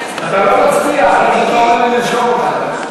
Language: Hebrew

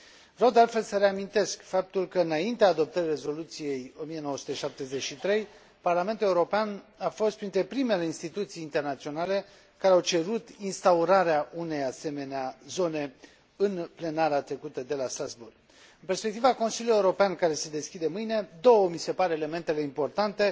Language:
Romanian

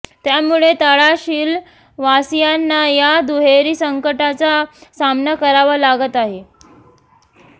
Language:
Marathi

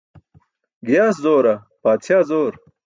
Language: Burushaski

